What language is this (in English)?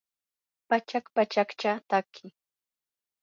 Yanahuanca Pasco Quechua